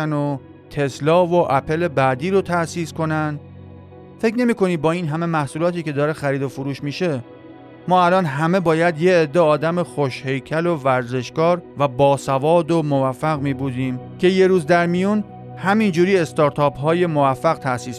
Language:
Persian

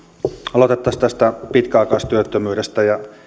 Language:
Finnish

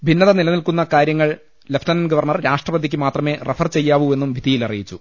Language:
Malayalam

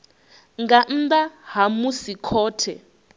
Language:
Venda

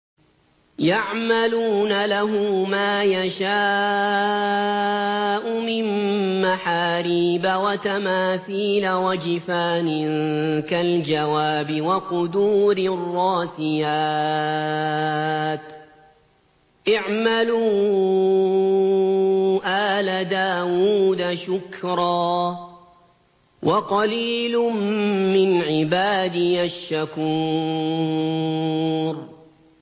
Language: Arabic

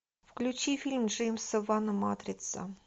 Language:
Russian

